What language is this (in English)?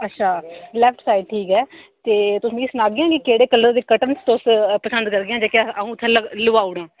Dogri